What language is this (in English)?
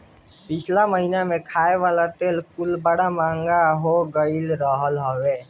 Bhojpuri